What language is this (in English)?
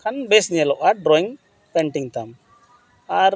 Santali